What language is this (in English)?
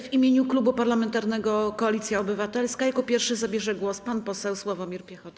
Polish